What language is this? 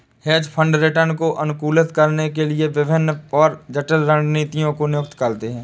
Hindi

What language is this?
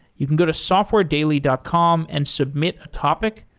English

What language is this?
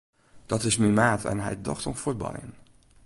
Western Frisian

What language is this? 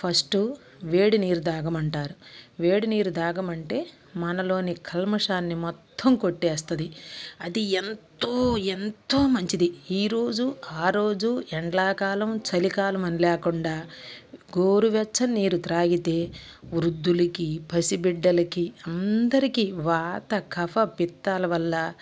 Telugu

